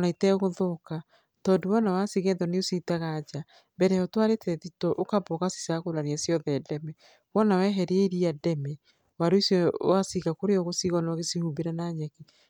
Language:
Kikuyu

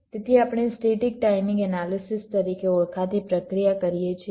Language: Gujarati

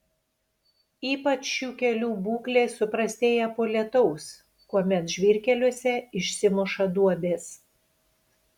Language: Lithuanian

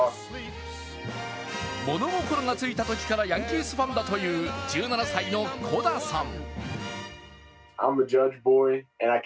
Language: Japanese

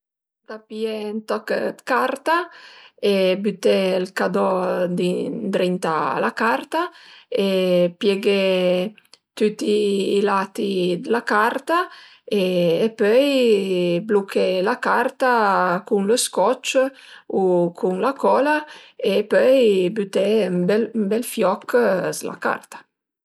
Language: Piedmontese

